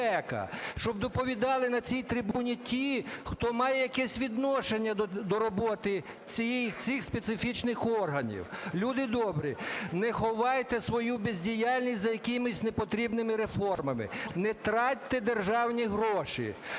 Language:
Ukrainian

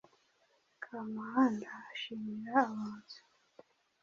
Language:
Kinyarwanda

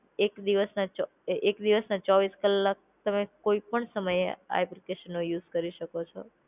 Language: Gujarati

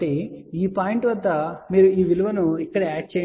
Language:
Telugu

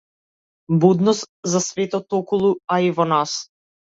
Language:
Macedonian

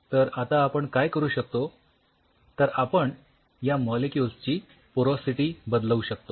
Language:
Marathi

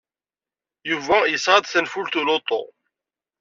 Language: Kabyle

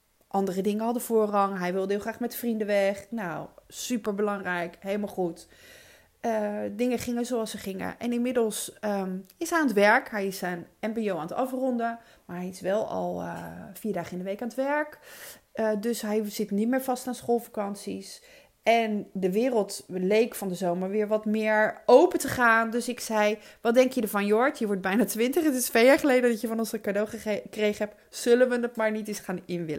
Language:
Dutch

